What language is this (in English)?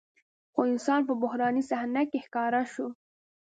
Pashto